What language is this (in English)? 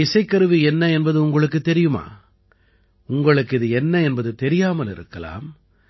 Tamil